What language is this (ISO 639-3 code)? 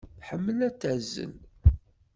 kab